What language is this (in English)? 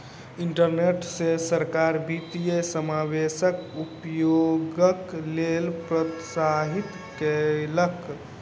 Maithili